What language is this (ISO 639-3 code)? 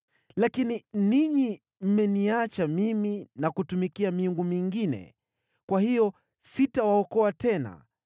swa